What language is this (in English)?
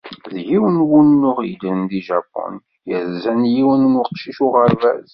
Kabyle